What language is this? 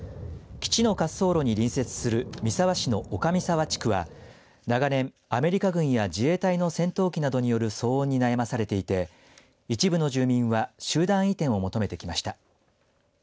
Japanese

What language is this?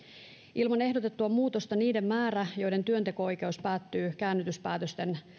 Finnish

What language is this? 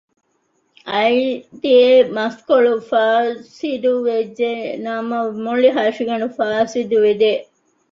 Divehi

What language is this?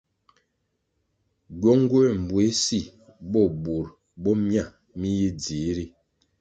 Kwasio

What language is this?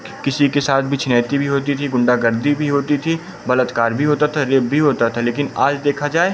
Hindi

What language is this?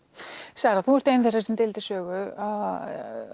Icelandic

